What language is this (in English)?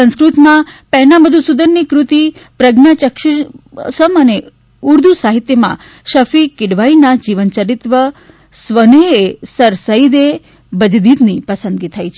Gujarati